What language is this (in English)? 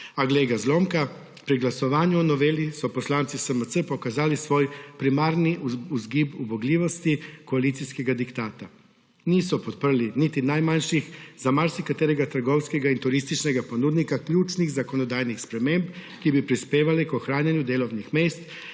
Slovenian